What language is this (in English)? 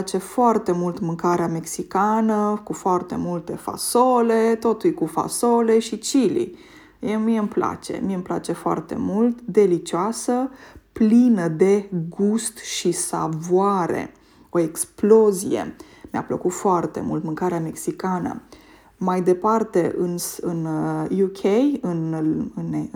Romanian